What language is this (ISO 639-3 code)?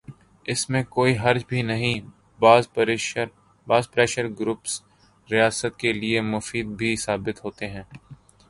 urd